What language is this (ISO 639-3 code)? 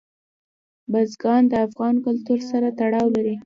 pus